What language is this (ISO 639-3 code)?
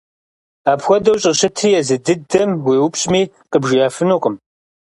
kbd